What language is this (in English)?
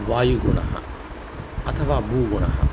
Sanskrit